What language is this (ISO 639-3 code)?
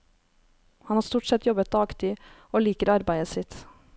nor